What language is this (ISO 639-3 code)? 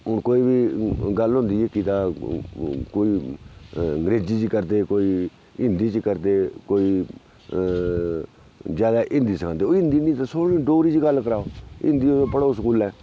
doi